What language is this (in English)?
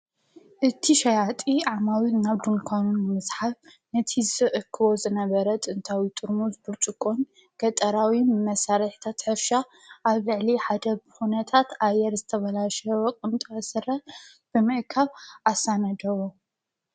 Tigrinya